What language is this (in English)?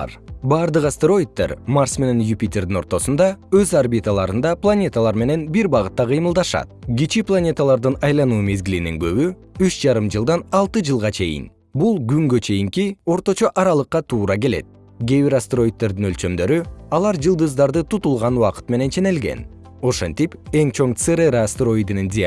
Kyrgyz